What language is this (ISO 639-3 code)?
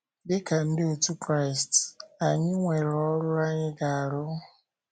ibo